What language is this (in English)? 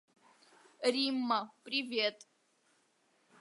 Abkhazian